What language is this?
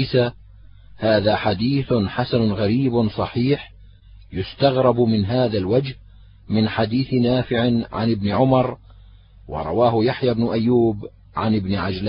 Arabic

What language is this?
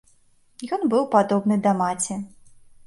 Belarusian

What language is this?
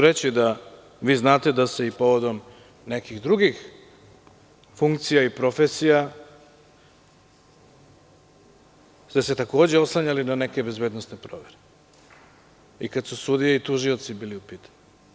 Serbian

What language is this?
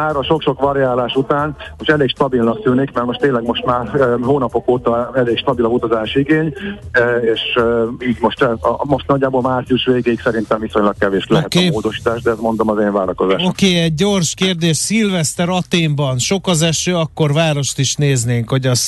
Hungarian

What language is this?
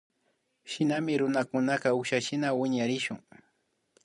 Imbabura Highland Quichua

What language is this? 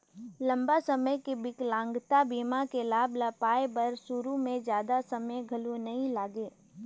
Chhattisgarhi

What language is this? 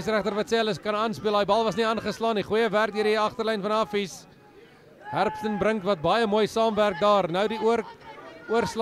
Dutch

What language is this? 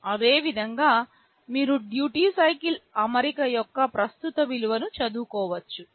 Telugu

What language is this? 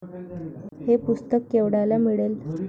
Marathi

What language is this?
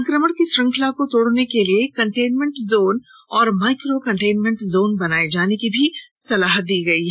Hindi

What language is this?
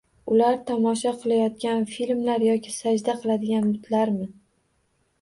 Uzbek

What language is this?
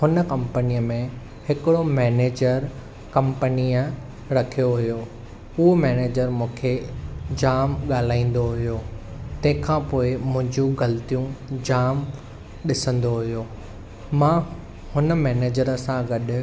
Sindhi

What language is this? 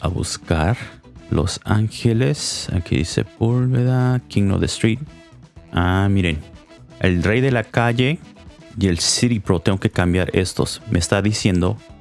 Spanish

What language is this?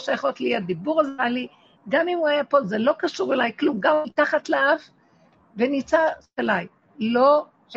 Hebrew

